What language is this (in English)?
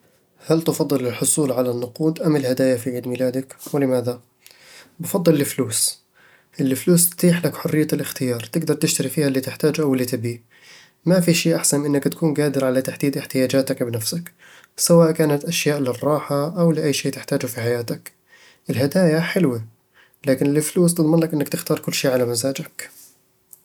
Eastern Egyptian Bedawi Arabic